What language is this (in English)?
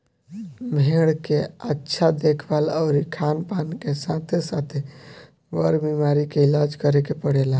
Bhojpuri